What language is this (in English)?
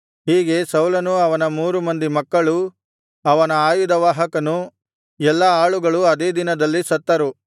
Kannada